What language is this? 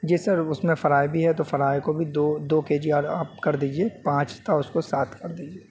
Urdu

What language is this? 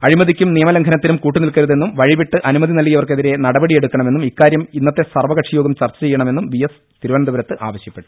Malayalam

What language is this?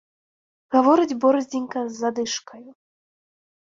Belarusian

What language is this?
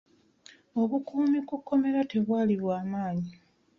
Ganda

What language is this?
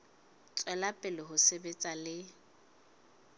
Southern Sotho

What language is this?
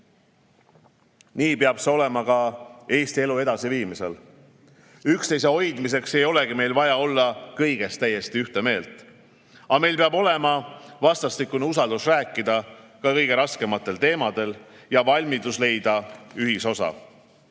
Estonian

